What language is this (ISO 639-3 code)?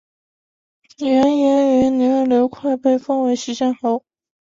zho